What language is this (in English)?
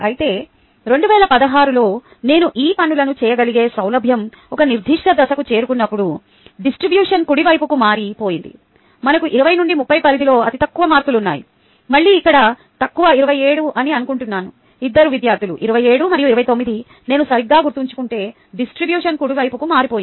Telugu